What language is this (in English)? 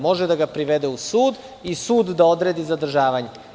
Serbian